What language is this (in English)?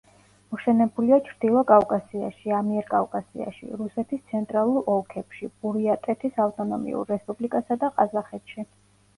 Georgian